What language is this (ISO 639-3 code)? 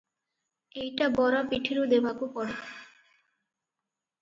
ori